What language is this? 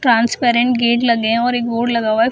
Hindi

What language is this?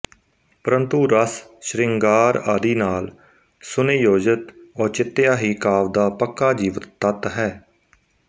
Punjabi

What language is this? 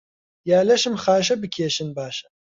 Central Kurdish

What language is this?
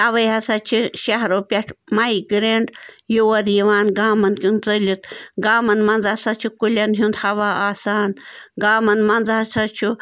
Kashmiri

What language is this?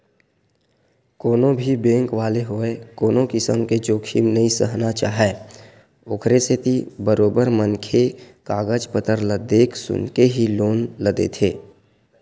Chhattisgarhi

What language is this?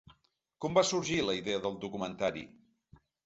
Catalan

